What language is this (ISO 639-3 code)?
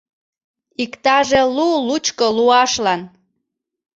chm